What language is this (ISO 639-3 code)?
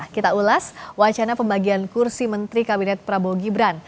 ind